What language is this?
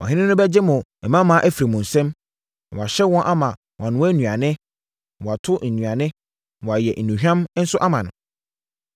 Akan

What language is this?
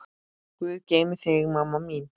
Icelandic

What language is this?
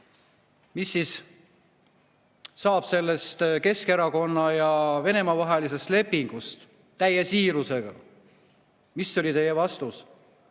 Estonian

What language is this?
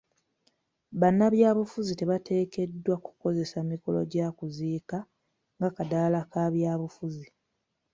Ganda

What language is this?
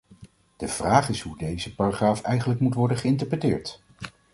Dutch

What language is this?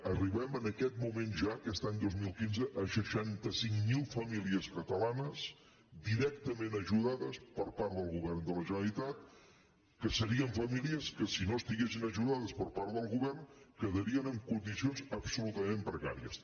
Catalan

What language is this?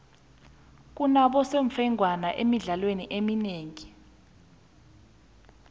South Ndebele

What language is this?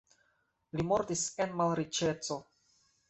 Esperanto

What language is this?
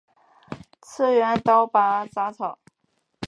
Chinese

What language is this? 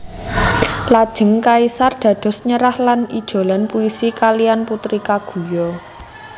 Javanese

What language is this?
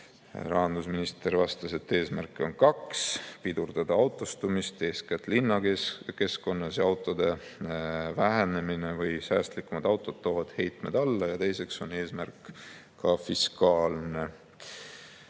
Estonian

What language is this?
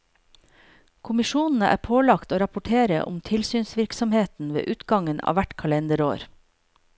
Norwegian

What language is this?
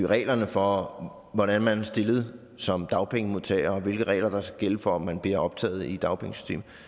Danish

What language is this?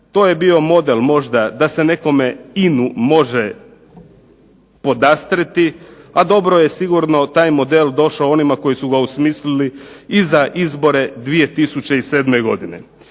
Croatian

